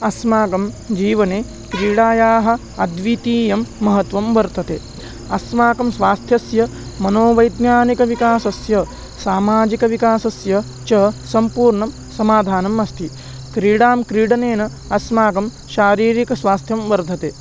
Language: Sanskrit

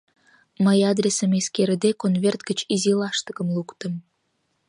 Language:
Mari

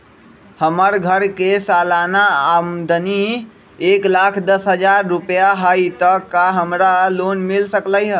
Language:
Magahi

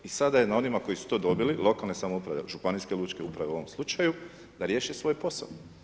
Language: Croatian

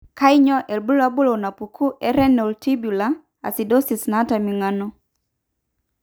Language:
Masai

